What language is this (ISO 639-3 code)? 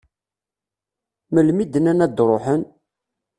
kab